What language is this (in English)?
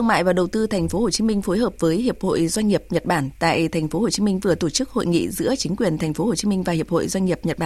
Vietnamese